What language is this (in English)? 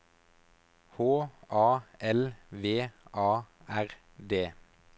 Norwegian